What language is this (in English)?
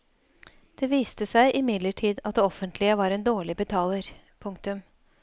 Norwegian